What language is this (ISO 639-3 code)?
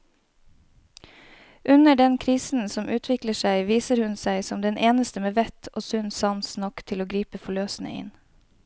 nor